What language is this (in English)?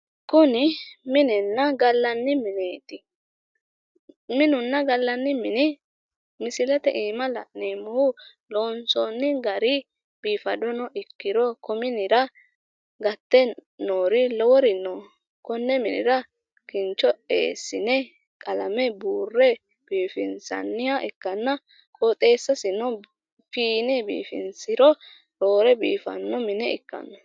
Sidamo